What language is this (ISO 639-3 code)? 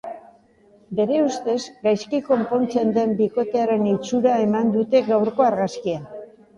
eus